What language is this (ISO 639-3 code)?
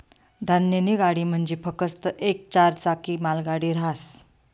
mar